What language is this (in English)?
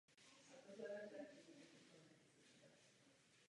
Czech